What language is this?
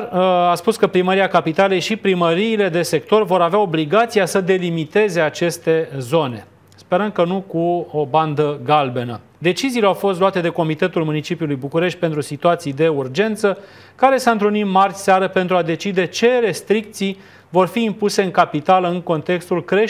Romanian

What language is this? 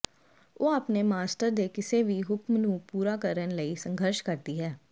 Punjabi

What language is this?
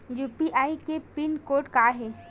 Chhattisgarhi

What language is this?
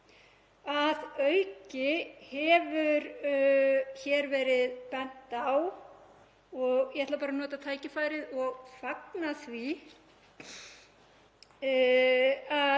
Icelandic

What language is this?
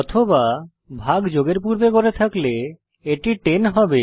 Bangla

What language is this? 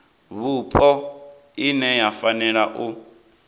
Venda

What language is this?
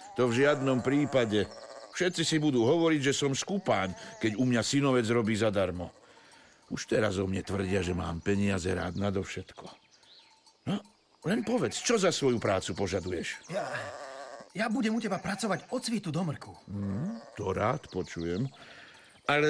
Slovak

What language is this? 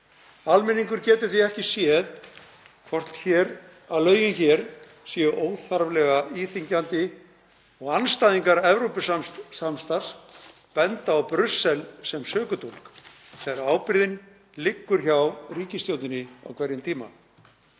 Icelandic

